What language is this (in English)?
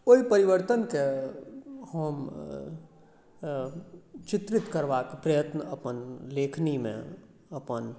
Maithili